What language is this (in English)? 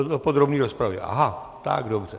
Czech